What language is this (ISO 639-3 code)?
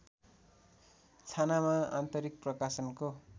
nep